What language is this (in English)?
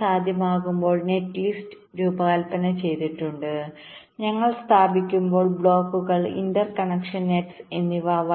Malayalam